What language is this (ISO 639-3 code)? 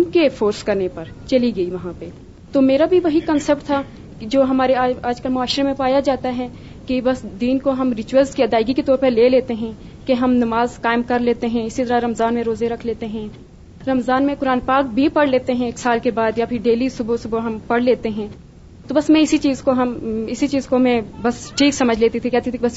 urd